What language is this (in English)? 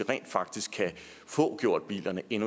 Danish